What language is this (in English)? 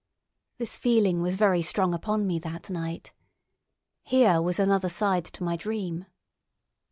English